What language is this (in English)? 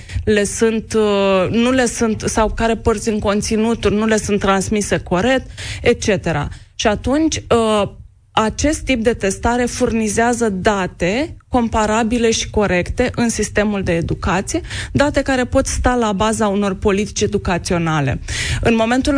Romanian